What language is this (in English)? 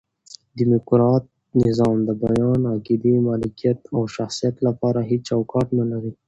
Pashto